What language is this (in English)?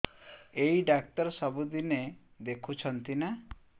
Odia